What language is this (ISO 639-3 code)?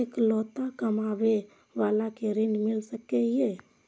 mai